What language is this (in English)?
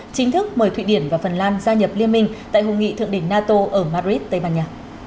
Vietnamese